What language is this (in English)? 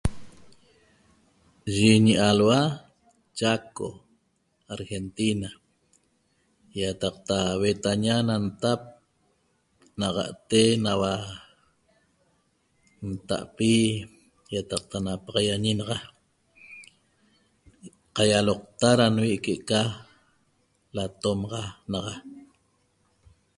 Toba